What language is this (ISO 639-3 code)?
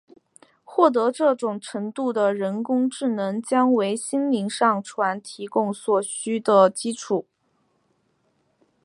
zho